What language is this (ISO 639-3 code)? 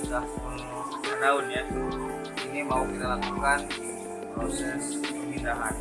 ind